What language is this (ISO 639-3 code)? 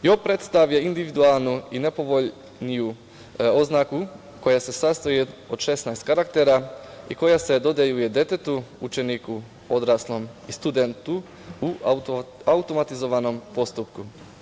srp